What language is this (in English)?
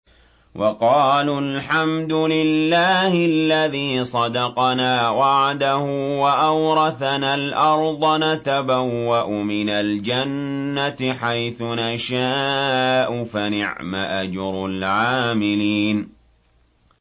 Arabic